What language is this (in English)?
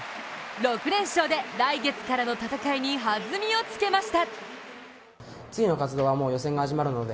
Japanese